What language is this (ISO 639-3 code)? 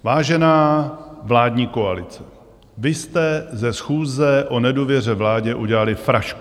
ces